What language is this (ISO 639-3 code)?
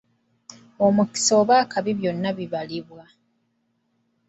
lug